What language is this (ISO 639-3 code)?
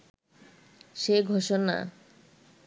ben